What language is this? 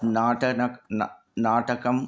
Sanskrit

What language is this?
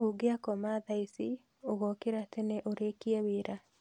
Kikuyu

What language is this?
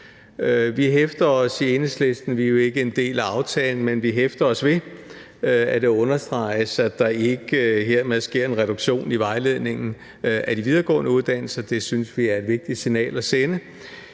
Danish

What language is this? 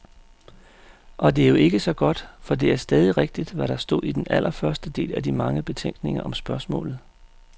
Danish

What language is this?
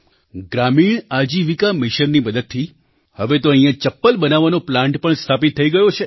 Gujarati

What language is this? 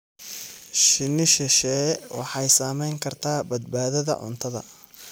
Somali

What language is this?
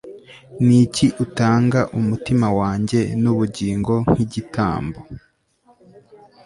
Kinyarwanda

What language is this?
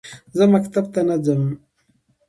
Pashto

